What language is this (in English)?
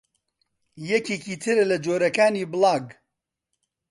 Central Kurdish